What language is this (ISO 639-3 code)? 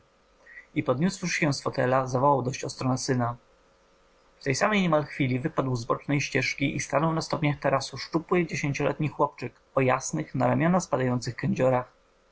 pol